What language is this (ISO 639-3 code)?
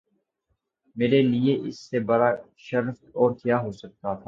urd